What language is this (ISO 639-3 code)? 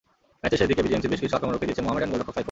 ben